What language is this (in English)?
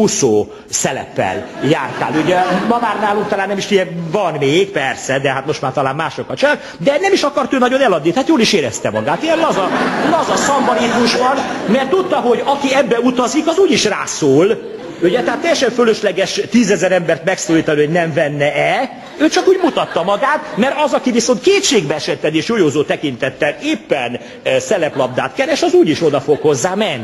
Hungarian